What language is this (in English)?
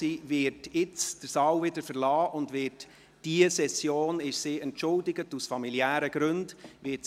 Swiss German